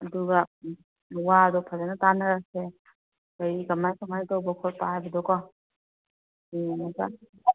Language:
Manipuri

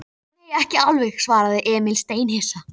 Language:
Icelandic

